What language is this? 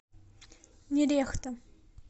Russian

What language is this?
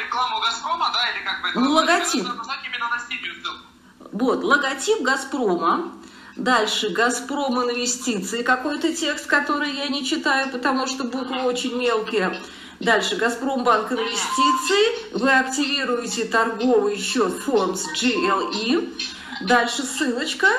Russian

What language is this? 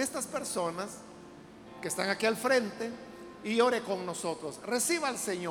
Spanish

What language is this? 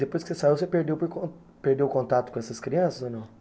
Portuguese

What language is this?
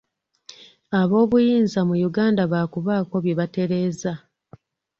Ganda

